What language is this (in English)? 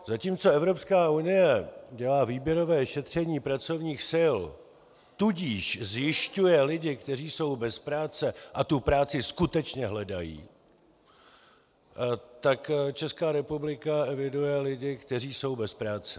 Czech